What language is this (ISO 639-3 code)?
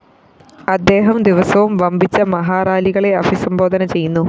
mal